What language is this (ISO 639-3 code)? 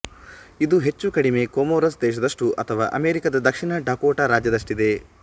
kan